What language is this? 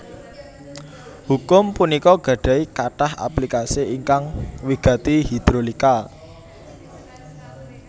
Javanese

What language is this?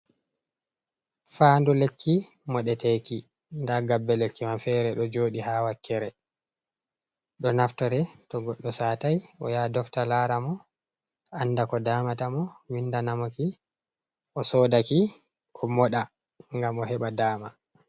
Fula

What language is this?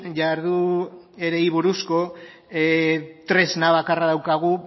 Basque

